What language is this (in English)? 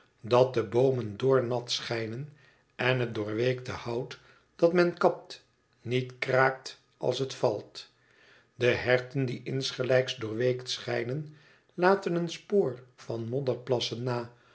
Dutch